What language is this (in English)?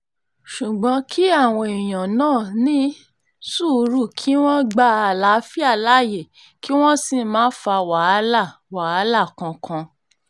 Yoruba